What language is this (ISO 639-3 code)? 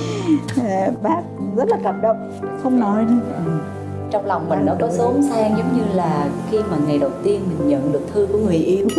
vie